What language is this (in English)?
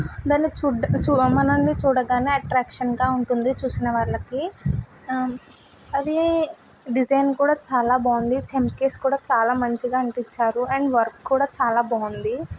Telugu